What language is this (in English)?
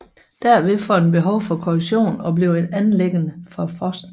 Danish